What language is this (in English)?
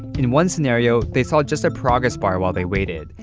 English